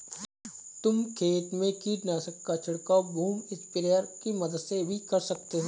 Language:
Hindi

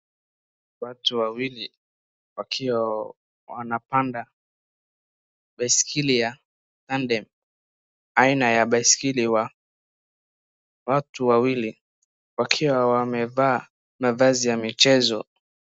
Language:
Swahili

